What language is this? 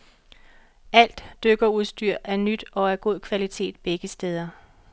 Danish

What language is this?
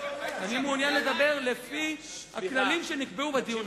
Hebrew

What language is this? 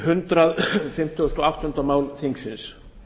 Icelandic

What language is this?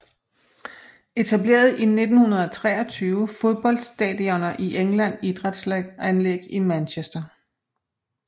Danish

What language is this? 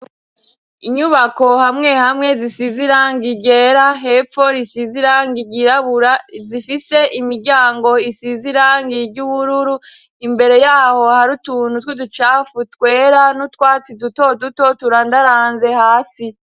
Rundi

